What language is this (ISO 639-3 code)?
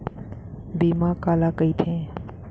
hne